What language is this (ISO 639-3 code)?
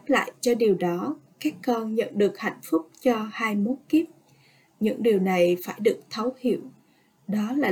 vie